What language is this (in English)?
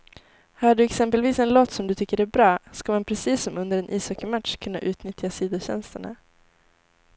Swedish